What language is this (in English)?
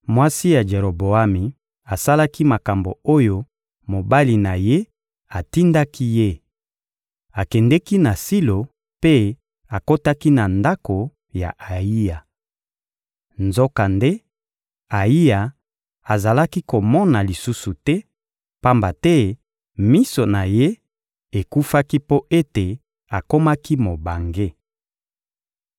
Lingala